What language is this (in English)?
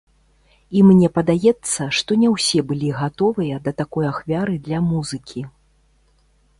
Belarusian